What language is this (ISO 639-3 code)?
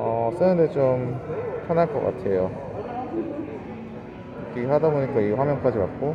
kor